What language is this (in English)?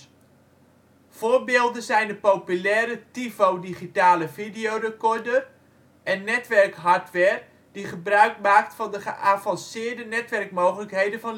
Dutch